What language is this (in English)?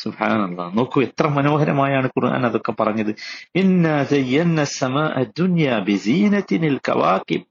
Malayalam